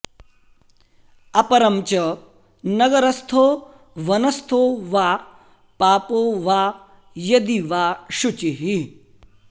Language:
Sanskrit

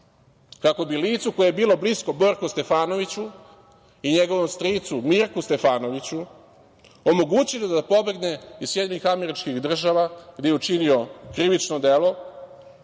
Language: Serbian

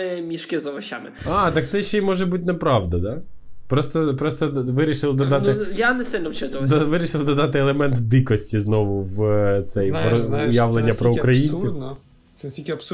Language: Ukrainian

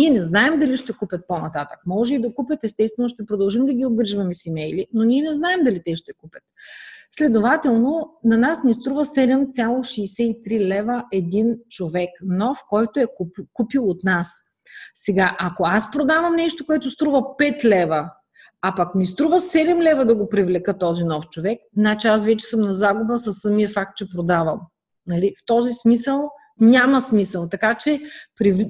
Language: Bulgarian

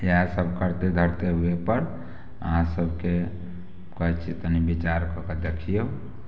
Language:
Maithili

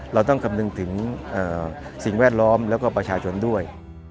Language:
Thai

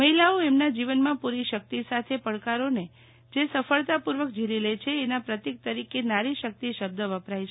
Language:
Gujarati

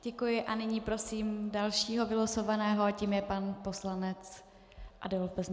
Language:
Czech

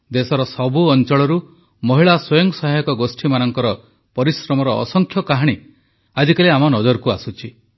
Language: Odia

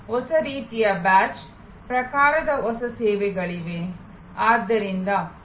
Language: Kannada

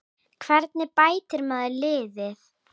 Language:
Icelandic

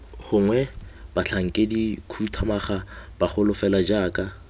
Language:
Tswana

